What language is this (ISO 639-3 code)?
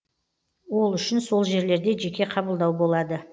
kaz